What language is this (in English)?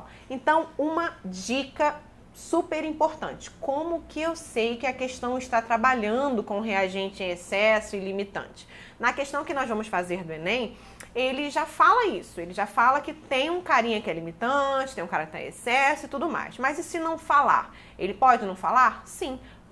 Portuguese